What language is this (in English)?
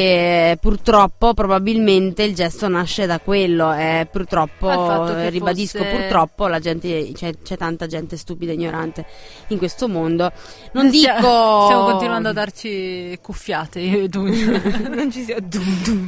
Italian